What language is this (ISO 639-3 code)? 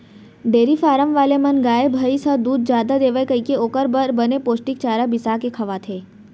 hne